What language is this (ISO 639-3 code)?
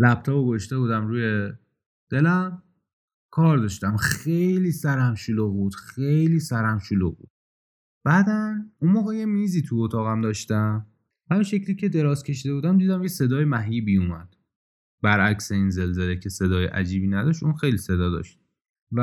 fas